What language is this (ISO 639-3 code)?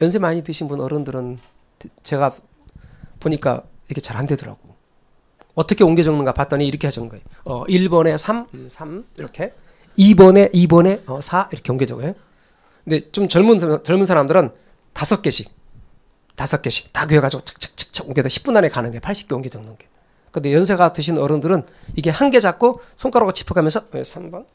kor